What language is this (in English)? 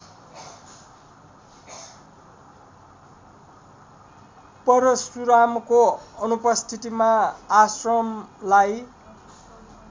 Nepali